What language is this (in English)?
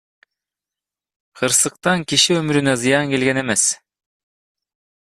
Kyrgyz